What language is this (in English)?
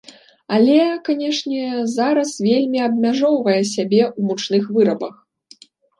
Belarusian